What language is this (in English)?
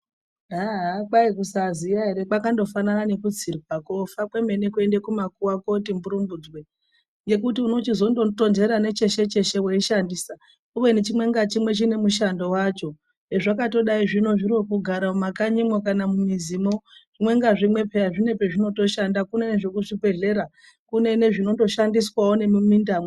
Ndau